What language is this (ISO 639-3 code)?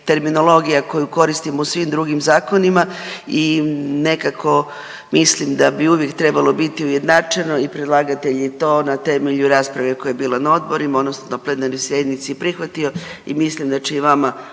hrv